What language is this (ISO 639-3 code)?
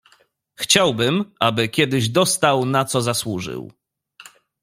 pol